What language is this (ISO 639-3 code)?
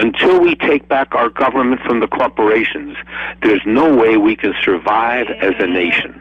eng